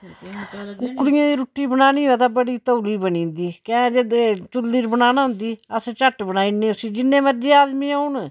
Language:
Dogri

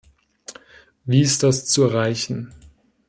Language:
German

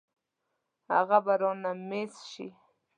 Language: Pashto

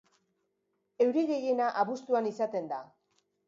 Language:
Basque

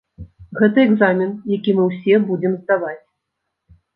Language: Belarusian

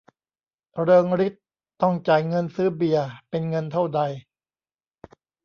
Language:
Thai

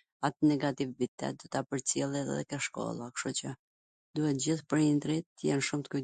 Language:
Gheg Albanian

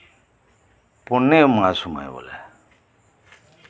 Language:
Santali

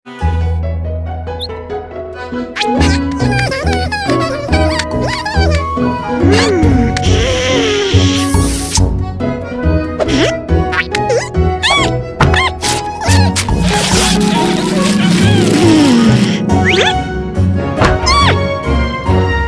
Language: English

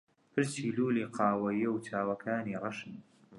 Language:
Central Kurdish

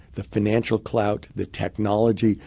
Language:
English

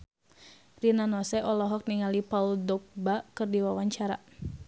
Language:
Sundanese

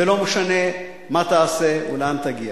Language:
Hebrew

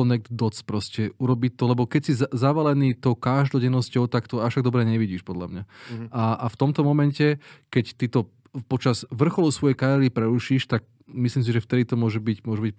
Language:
Slovak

